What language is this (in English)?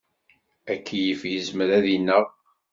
Kabyle